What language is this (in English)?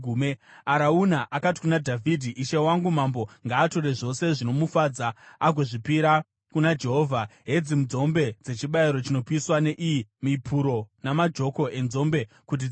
Shona